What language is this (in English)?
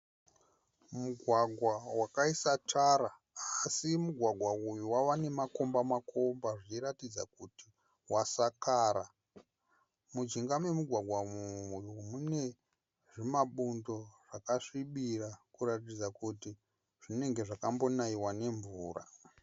Shona